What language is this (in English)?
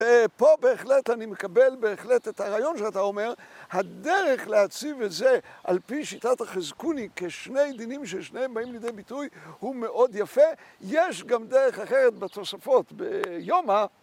Hebrew